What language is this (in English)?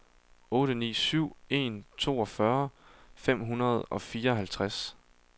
Danish